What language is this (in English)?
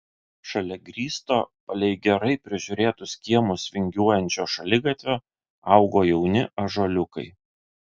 Lithuanian